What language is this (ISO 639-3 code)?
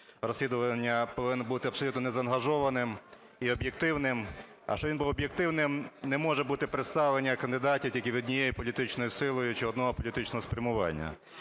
ukr